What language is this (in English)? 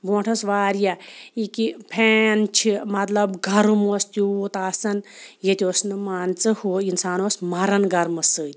Kashmiri